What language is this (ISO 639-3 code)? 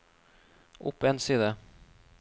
nor